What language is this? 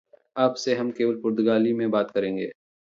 Hindi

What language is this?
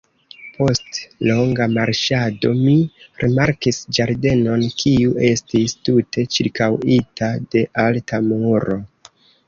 Esperanto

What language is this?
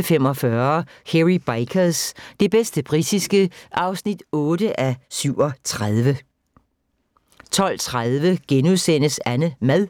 Danish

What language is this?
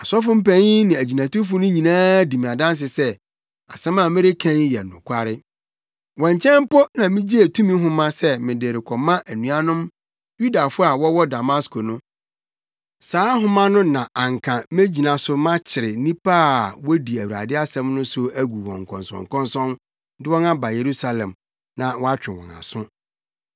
Akan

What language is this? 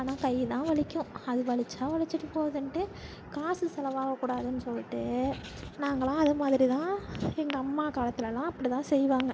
Tamil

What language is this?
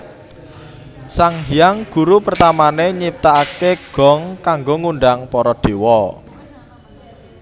Javanese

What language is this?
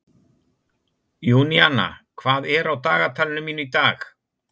Icelandic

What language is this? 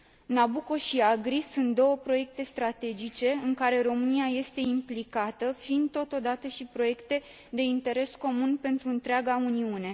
Romanian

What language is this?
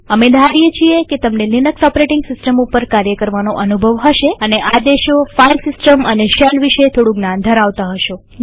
Gujarati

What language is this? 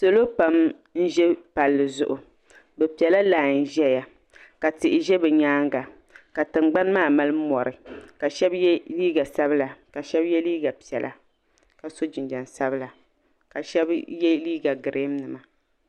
Dagbani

